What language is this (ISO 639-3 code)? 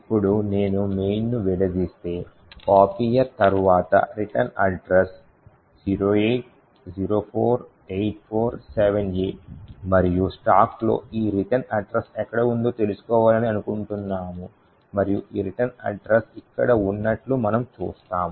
tel